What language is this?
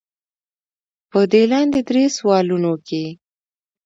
Pashto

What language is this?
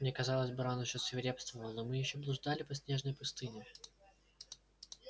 Russian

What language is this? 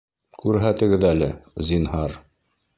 Bashkir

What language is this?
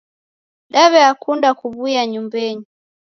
Taita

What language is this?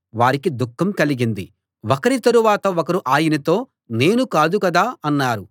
Telugu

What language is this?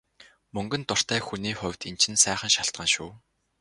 Mongolian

